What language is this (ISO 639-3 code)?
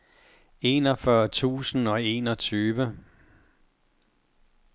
dan